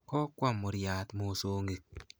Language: Kalenjin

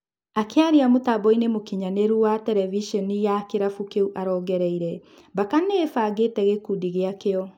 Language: Kikuyu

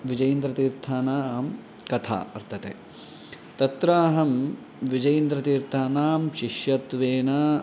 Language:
Sanskrit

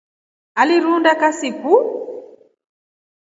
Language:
Rombo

